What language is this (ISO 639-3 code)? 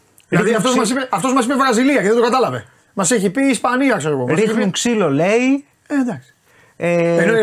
ell